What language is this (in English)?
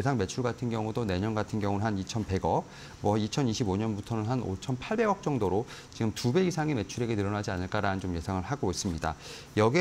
Korean